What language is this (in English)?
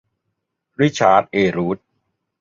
Thai